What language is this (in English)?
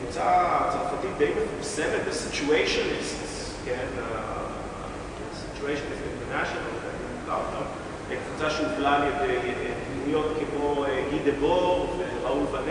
Hebrew